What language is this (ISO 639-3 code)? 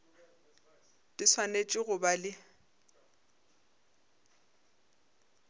nso